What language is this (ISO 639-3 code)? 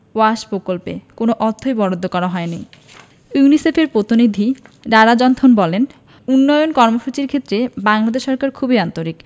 ben